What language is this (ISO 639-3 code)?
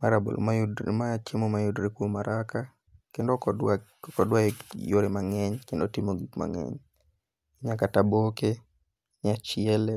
luo